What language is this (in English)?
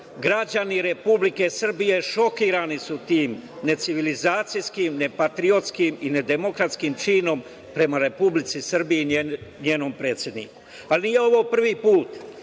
Serbian